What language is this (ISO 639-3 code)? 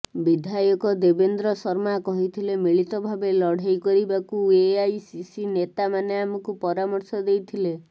ori